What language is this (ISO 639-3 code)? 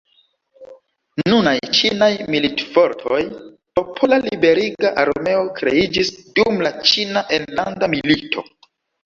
epo